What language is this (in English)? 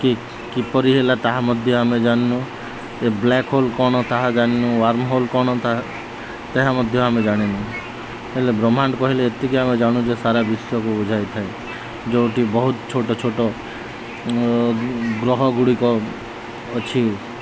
Odia